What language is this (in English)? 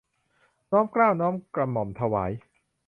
Thai